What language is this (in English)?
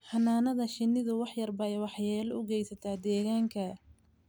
Somali